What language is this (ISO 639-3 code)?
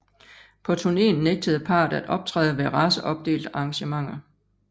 dan